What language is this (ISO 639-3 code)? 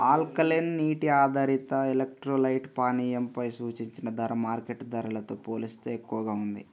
tel